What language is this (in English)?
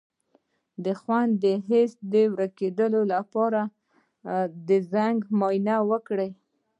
Pashto